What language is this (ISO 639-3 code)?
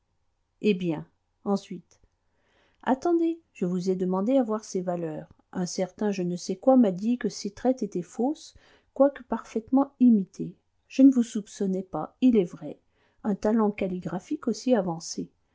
fra